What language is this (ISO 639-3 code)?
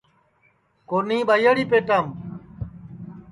ssi